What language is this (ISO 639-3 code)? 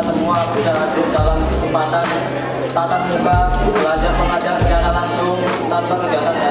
ind